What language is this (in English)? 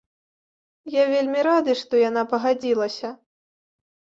Belarusian